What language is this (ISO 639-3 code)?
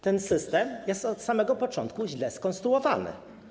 pol